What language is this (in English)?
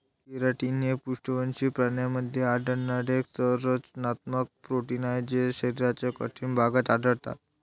Marathi